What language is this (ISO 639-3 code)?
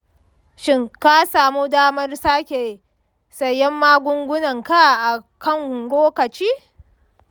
hau